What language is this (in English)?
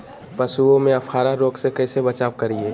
Magahi